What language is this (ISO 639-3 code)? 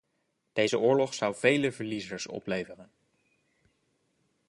nld